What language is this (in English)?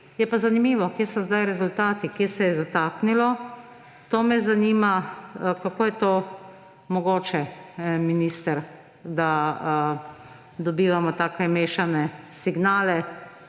Slovenian